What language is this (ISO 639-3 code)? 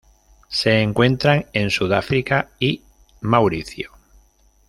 spa